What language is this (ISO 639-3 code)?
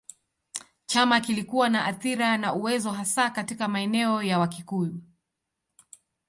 swa